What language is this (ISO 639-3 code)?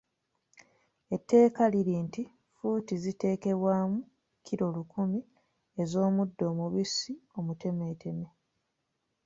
lug